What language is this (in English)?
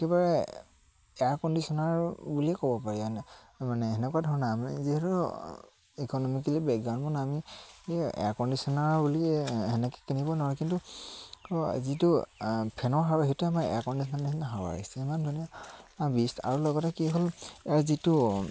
Assamese